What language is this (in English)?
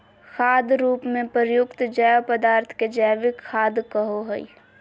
Magahi